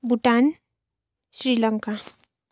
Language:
Nepali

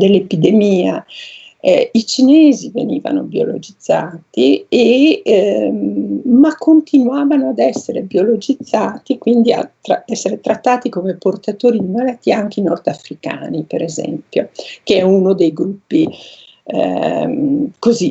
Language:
Italian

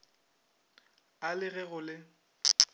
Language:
Northern Sotho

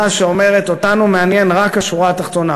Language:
Hebrew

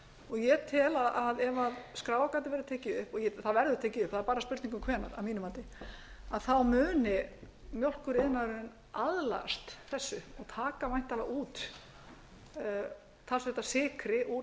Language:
Icelandic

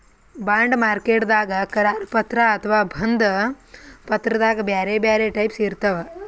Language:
Kannada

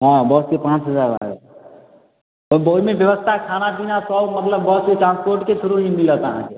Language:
Maithili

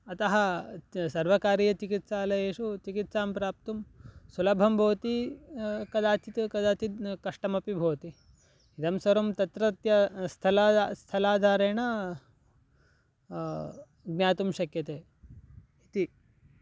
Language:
Sanskrit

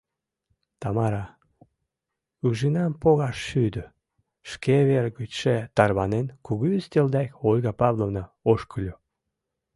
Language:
Mari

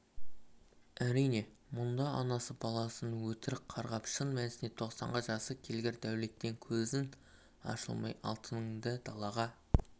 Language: Kazakh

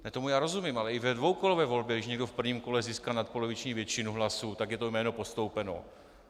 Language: Czech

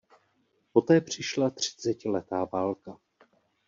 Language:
Czech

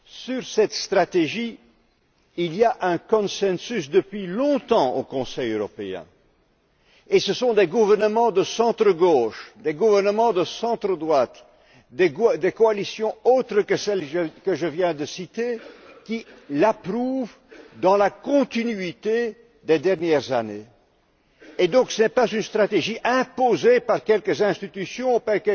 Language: French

